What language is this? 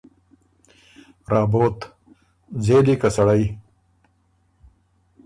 Ormuri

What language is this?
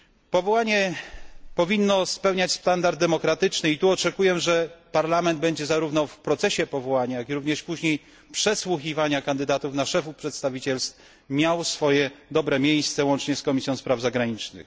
Polish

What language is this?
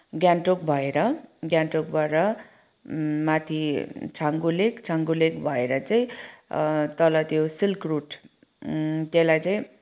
Nepali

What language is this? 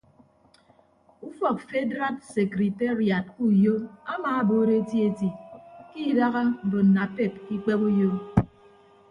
Ibibio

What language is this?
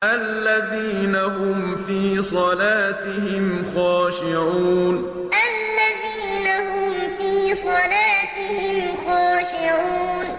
Arabic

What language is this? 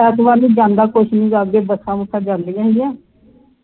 Punjabi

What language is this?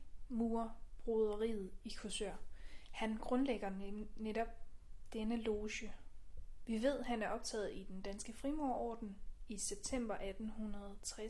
Danish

